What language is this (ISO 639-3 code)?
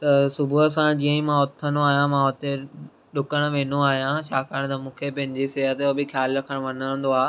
snd